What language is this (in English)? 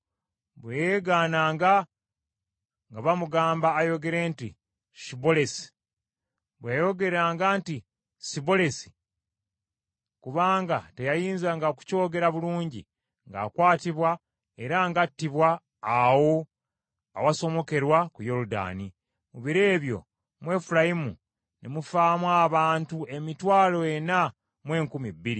Ganda